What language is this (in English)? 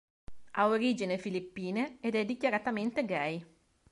Italian